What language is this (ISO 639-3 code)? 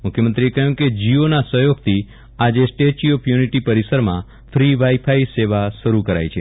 guj